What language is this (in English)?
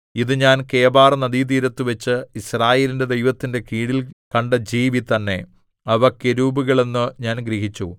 Malayalam